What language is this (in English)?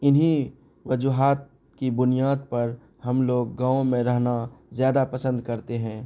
Urdu